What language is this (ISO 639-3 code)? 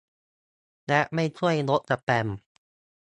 tha